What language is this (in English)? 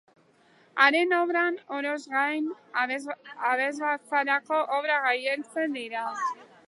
Basque